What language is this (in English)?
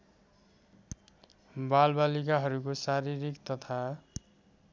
Nepali